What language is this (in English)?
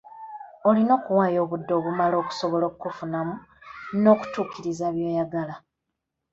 Ganda